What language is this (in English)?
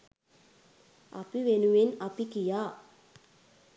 Sinhala